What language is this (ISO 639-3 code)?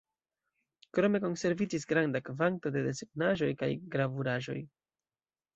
epo